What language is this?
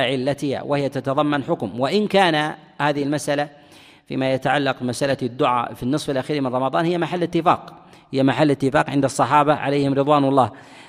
Arabic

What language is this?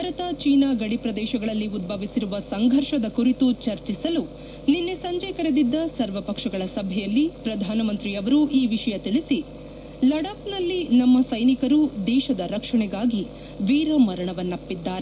Kannada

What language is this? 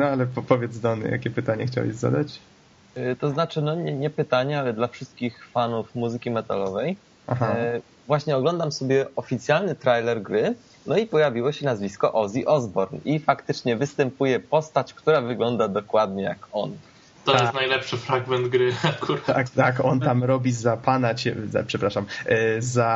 Polish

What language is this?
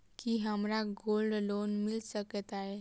Maithili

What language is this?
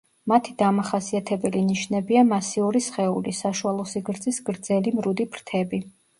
Georgian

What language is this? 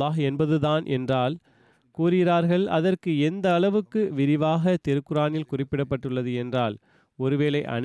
Tamil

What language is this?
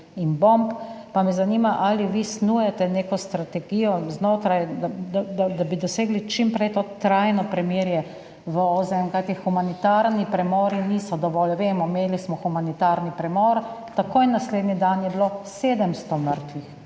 Slovenian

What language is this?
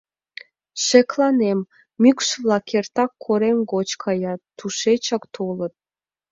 Mari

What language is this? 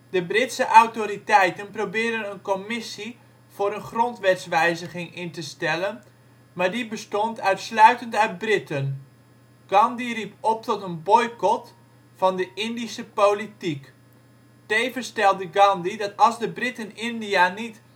Dutch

